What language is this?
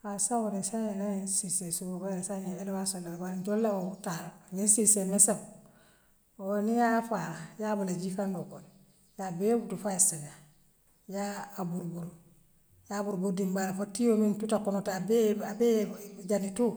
Western Maninkakan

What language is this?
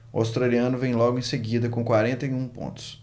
Portuguese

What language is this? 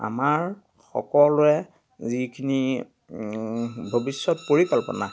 Assamese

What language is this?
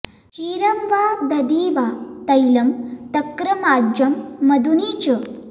Sanskrit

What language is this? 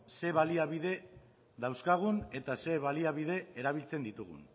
Basque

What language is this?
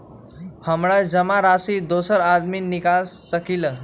Magahi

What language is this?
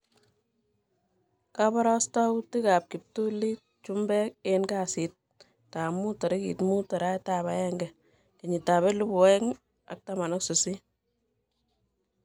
Kalenjin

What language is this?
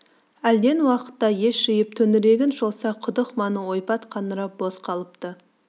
Kazakh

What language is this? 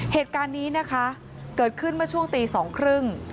Thai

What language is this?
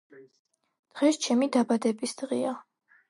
Georgian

